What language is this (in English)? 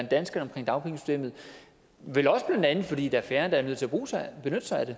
Danish